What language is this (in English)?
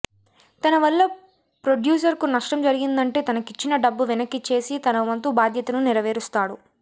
Telugu